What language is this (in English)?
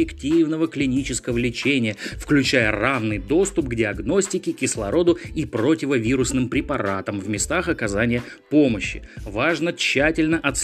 Russian